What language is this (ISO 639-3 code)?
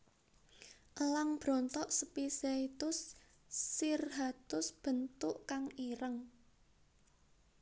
jav